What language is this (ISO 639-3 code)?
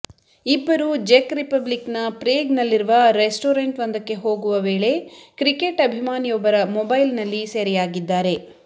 kan